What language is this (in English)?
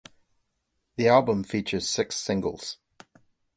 English